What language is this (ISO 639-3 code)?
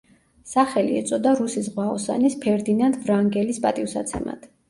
kat